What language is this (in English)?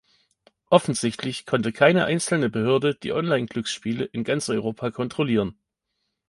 German